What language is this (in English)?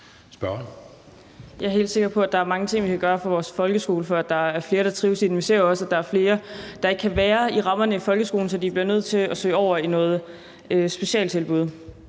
Danish